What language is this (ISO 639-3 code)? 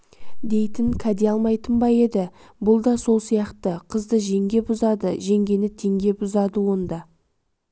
kaz